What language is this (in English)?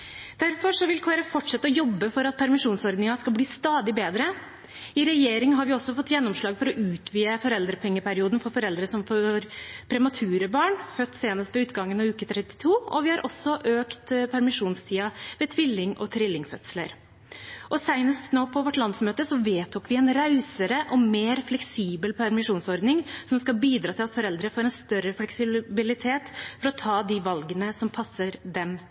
Norwegian Bokmål